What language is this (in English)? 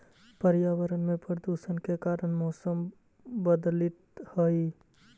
Magahi